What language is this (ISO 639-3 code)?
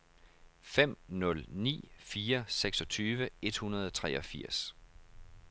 dan